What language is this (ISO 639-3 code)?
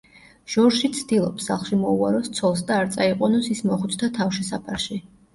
kat